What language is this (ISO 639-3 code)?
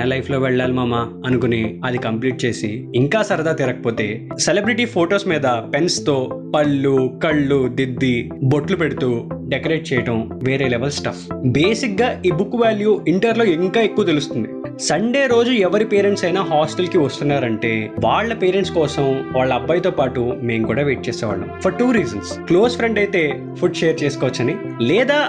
tel